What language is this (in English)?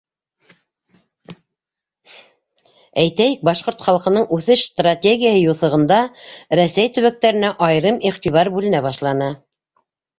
Bashkir